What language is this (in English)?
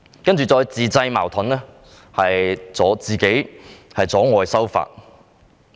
Cantonese